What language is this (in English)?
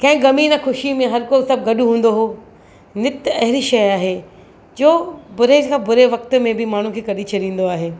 Sindhi